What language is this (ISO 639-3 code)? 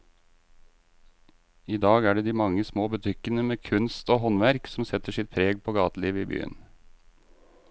nor